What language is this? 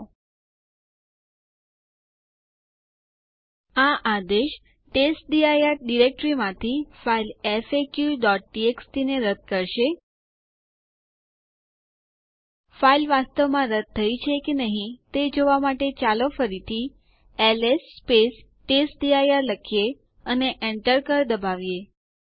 Gujarati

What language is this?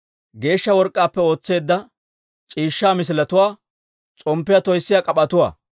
Dawro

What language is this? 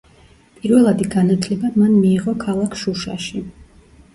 Georgian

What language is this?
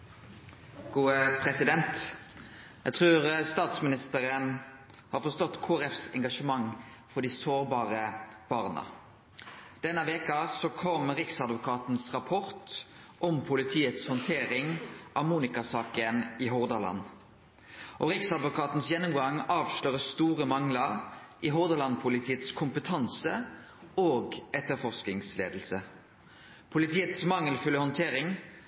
Norwegian Nynorsk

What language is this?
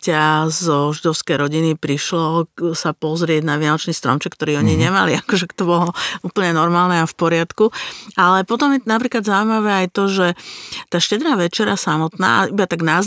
Slovak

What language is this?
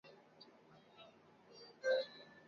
Chinese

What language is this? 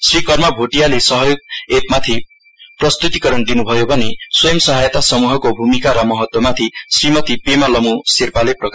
Nepali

